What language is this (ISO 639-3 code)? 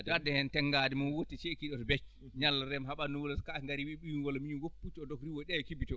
ful